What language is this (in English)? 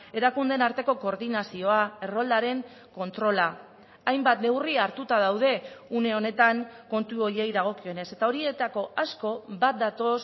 Basque